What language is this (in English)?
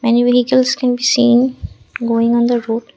English